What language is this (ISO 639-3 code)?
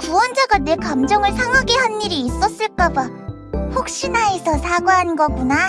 kor